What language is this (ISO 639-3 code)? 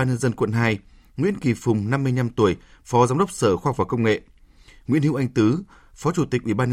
vie